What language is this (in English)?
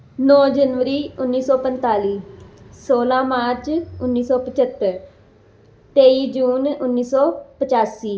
Punjabi